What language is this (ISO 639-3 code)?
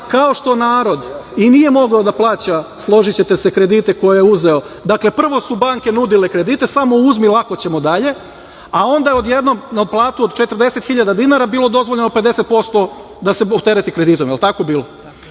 srp